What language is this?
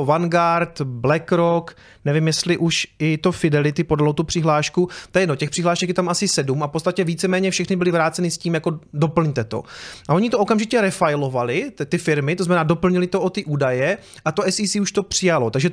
Czech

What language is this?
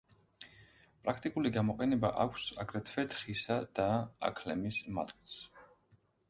Georgian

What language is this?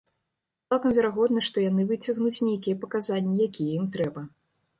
Belarusian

